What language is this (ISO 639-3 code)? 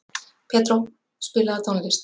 isl